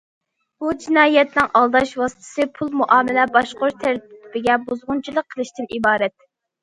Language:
Uyghur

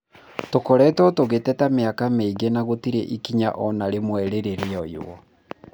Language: Kikuyu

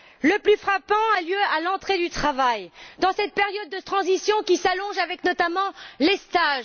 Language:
French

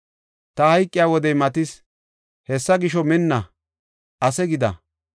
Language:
Gofa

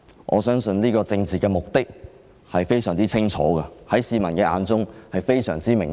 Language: Cantonese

